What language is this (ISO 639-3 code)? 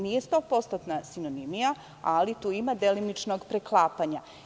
srp